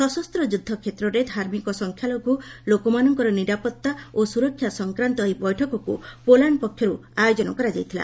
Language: Odia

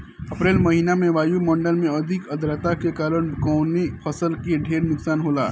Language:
Bhojpuri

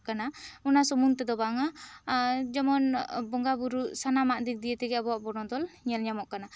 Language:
Santali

